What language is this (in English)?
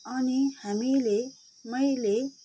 Nepali